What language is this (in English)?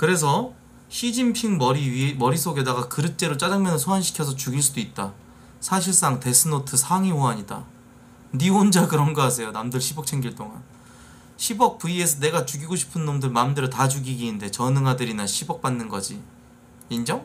Korean